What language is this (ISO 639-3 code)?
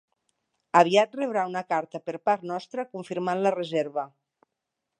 cat